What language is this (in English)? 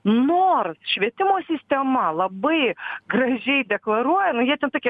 Lithuanian